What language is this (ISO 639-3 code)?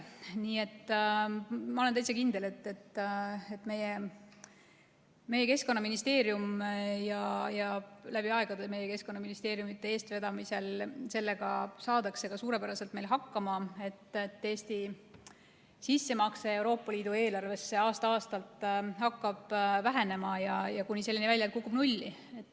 est